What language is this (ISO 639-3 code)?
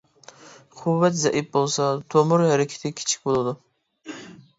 uig